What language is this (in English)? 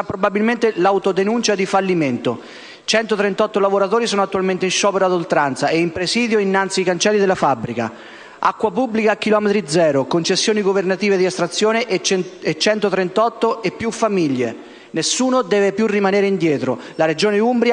Italian